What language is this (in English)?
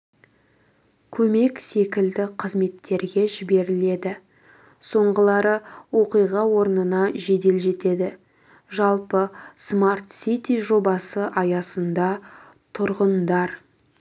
Kazakh